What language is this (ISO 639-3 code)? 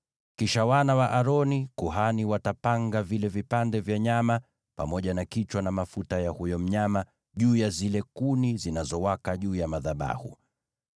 swa